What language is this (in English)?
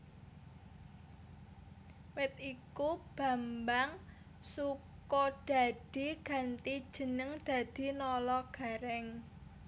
Javanese